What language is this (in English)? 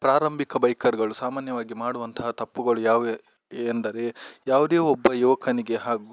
Kannada